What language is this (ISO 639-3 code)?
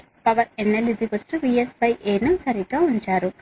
tel